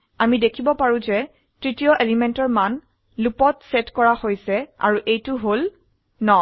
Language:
Assamese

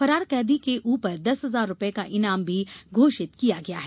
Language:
Hindi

